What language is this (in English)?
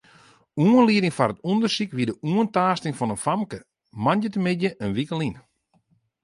Western Frisian